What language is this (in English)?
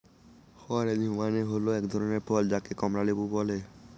Bangla